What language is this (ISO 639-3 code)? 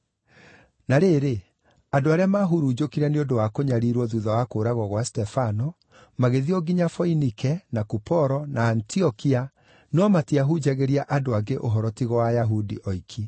kik